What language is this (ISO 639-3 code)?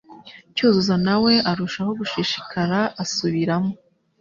kin